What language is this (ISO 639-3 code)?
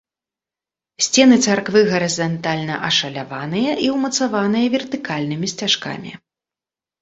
bel